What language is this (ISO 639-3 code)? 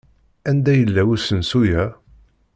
kab